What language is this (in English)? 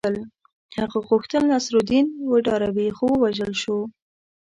Pashto